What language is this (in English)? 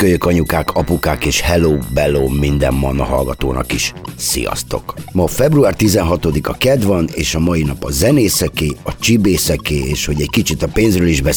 Hungarian